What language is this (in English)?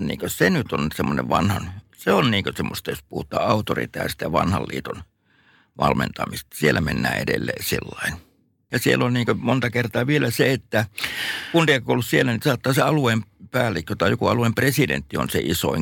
Finnish